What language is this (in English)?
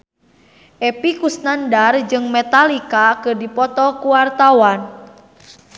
Sundanese